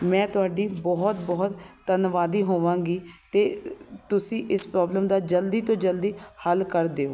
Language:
Punjabi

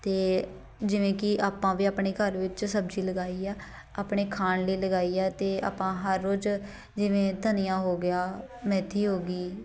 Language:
Punjabi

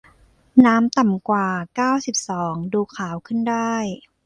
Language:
Thai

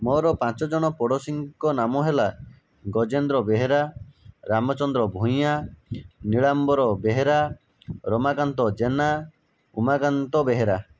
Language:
Odia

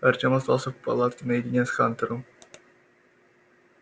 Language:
Russian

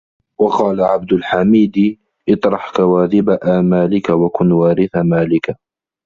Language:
Arabic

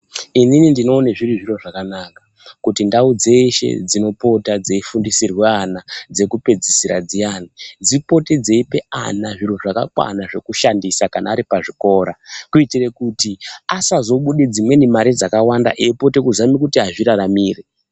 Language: Ndau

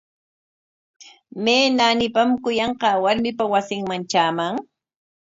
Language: Corongo Ancash Quechua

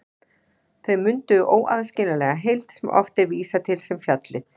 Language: Icelandic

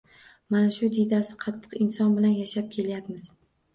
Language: Uzbek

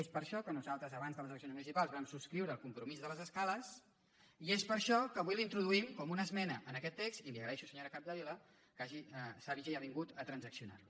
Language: Catalan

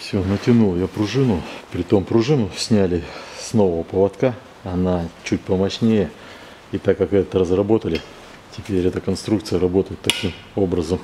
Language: Russian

